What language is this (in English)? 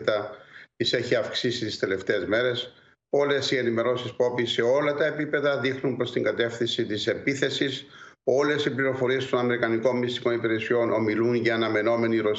Greek